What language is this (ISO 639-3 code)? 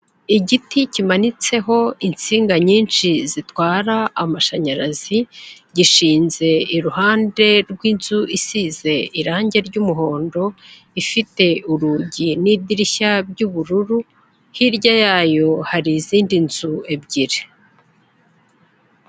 kin